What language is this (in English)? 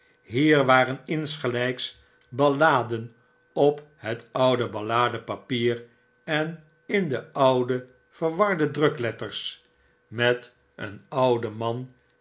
Dutch